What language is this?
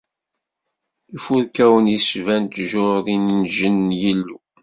Kabyle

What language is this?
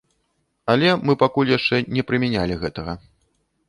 Belarusian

